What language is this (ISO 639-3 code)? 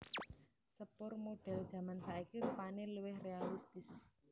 jav